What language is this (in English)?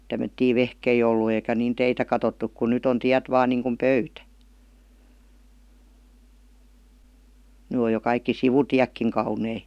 Finnish